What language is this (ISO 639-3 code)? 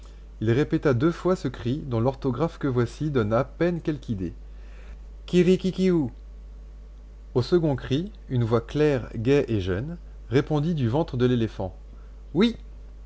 fra